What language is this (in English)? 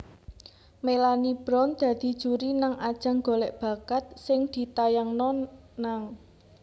Javanese